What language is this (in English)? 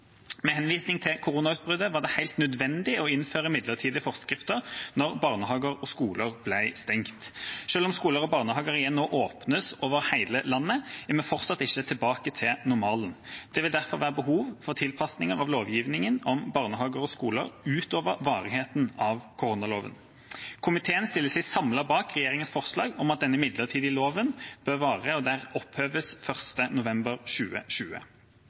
Norwegian Bokmål